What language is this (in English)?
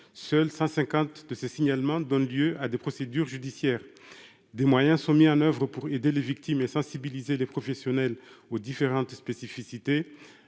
French